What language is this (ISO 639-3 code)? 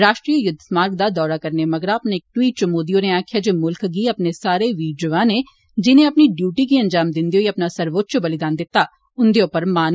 doi